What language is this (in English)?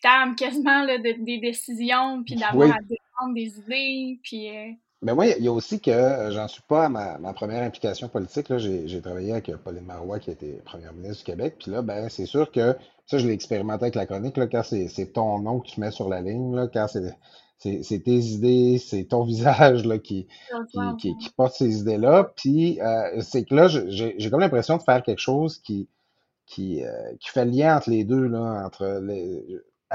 French